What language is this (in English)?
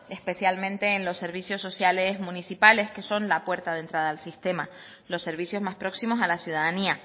Spanish